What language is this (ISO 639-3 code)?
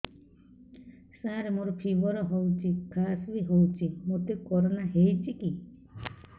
ori